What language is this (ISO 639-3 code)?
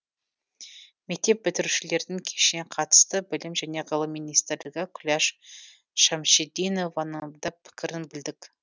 kaz